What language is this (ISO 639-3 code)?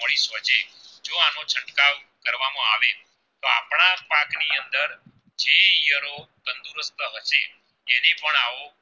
guj